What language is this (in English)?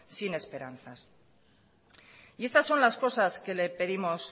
Spanish